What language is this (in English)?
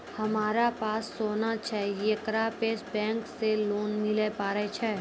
Maithili